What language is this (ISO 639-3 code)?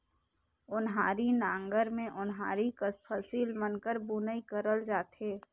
hne